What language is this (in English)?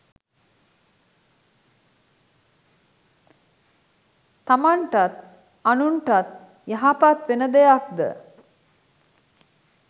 Sinhala